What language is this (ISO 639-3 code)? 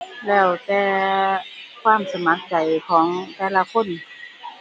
tha